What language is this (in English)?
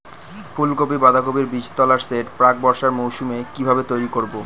Bangla